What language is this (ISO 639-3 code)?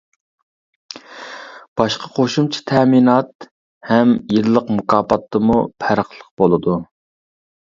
uig